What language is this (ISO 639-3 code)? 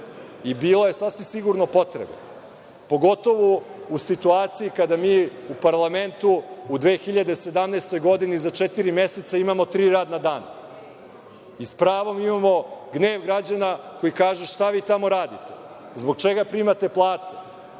srp